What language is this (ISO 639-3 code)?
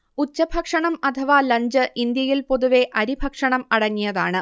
mal